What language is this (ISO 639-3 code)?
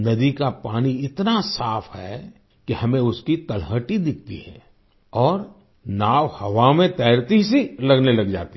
hin